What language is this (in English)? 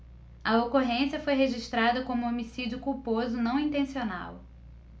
Portuguese